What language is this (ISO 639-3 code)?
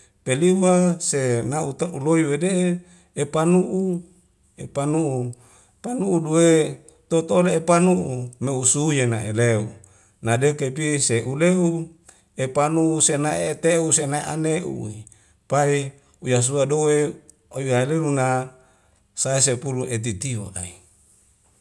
weo